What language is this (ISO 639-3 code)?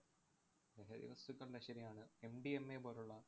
mal